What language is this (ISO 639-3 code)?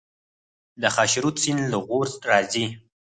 pus